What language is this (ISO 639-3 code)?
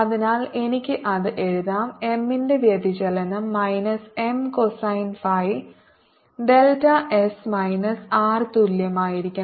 mal